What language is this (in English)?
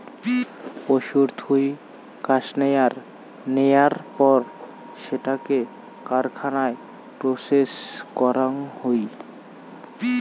Bangla